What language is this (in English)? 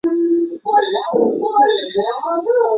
Chinese